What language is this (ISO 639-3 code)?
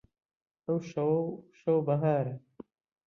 ckb